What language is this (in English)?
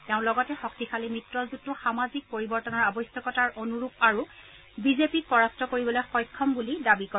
Assamese